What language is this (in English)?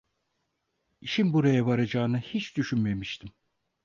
Turkish